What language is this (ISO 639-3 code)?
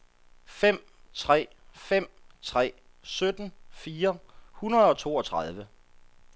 dan